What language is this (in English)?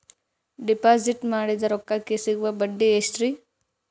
Kannada